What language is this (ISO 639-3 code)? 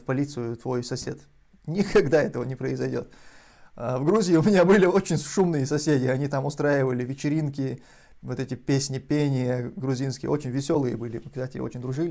rus